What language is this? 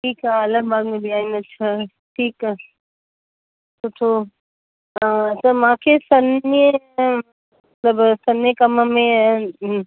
Sindhi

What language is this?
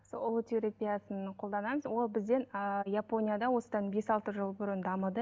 Kazakh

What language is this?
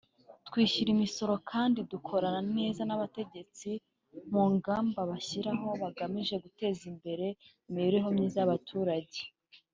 Kinyarwanda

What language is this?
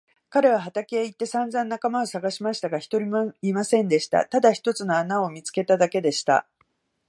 Japanese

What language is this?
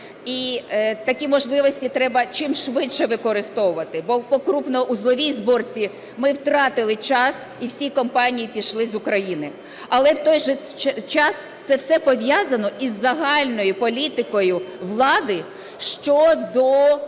Ukrainian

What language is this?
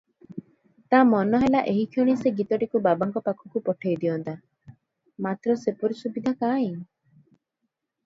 Odia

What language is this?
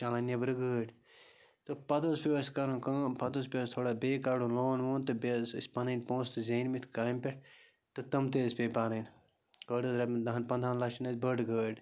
Kashmiri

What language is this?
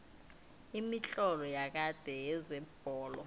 South Ndebele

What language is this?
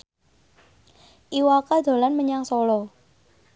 Javanese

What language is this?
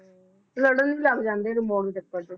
Punjabi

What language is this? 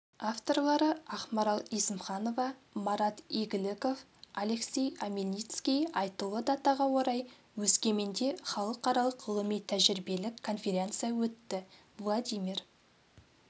Kazakh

